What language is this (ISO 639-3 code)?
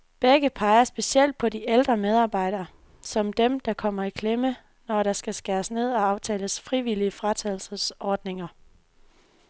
dan